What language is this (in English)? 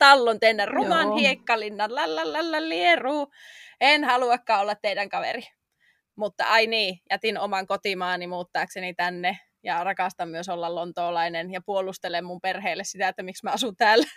Finnish